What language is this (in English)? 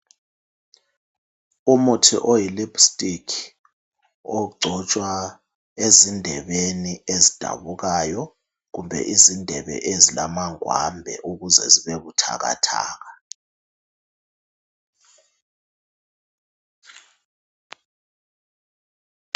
North Ndebele